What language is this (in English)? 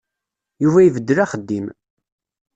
Kabyle